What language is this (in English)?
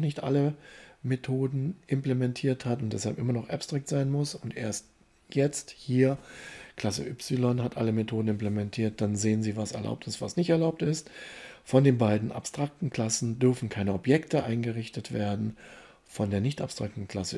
German